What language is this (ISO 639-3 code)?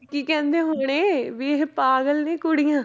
pan